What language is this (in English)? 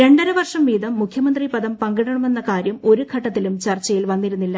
Malayalam